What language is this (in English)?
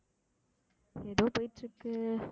Tamil